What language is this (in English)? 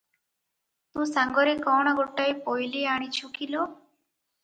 Odia